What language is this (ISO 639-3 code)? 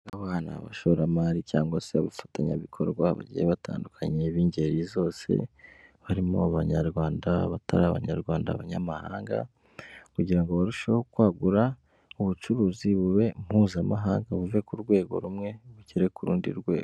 kin